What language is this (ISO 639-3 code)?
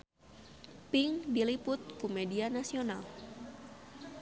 sun